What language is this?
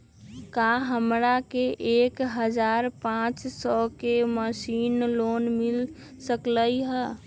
Magahi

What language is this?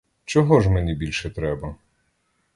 Ukrainian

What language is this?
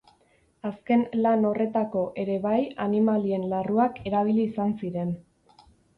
Basque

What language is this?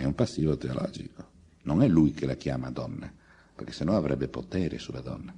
Italian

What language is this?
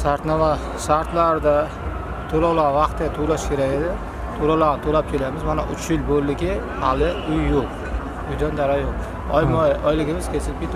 Turkish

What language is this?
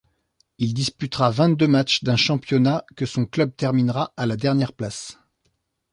French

